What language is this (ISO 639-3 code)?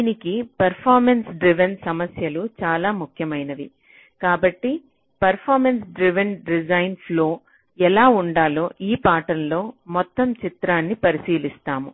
tel